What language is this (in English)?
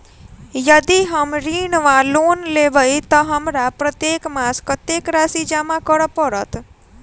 Maithili